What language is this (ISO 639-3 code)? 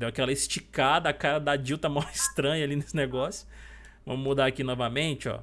por